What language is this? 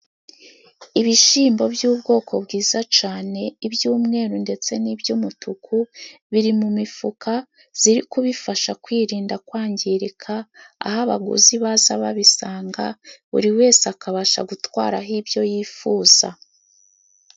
Kinyarwanda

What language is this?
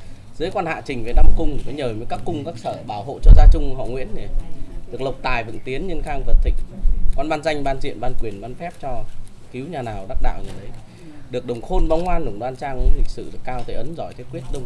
Vietnamese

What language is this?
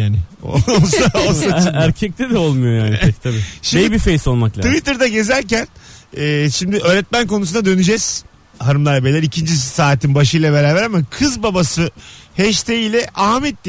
Turkish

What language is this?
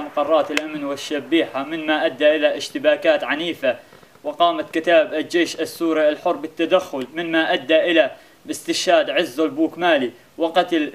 Arabic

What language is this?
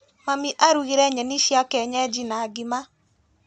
Kikuyu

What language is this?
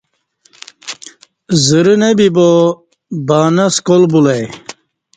Kati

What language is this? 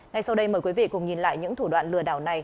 Vietnamese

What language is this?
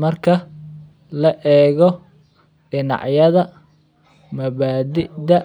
Somali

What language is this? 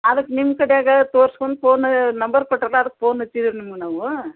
Kannada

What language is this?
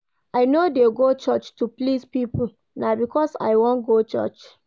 Nigerian Pidgin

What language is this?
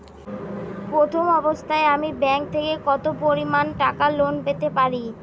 Bangla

